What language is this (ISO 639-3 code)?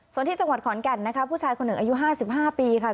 tha